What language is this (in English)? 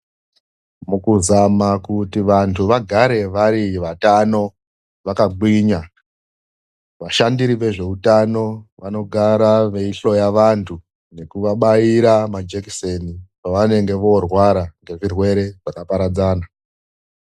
Ndau